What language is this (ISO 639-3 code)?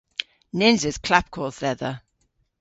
cor